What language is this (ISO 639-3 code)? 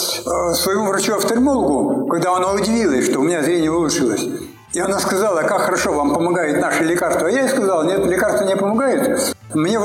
rus